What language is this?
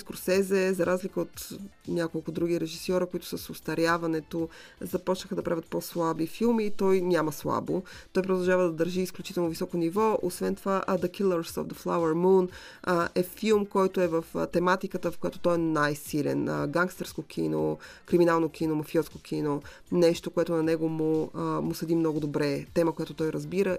Bulgarian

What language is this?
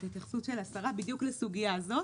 Hebrew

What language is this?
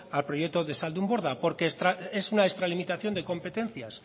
Spanish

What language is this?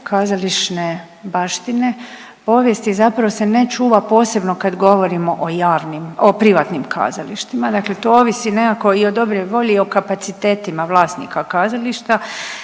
Croatian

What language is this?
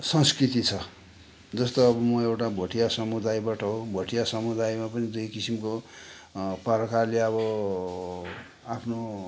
Nepali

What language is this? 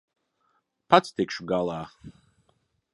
Latvian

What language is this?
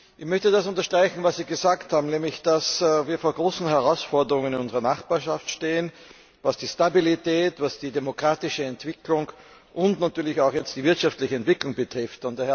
German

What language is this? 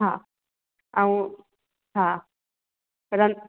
Sindhi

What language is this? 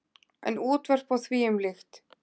Icelandic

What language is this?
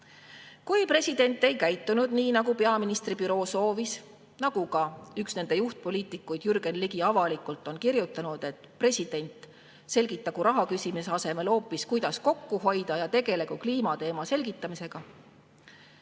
Estonian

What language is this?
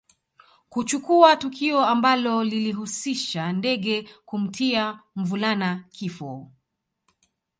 Swahili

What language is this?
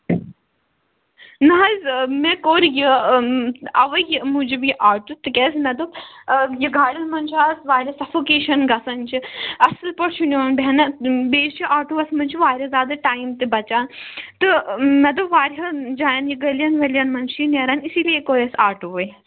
Kashmiri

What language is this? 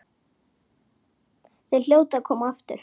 Icelandic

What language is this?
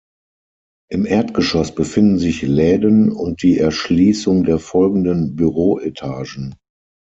German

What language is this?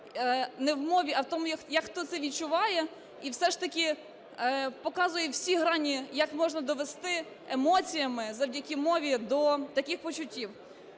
Ukrainian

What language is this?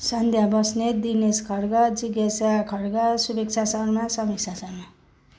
Nepali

